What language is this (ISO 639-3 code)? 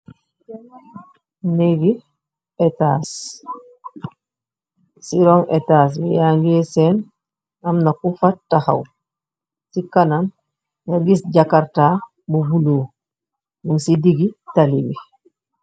wol